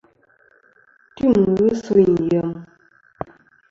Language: Kom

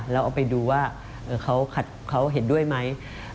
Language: Thai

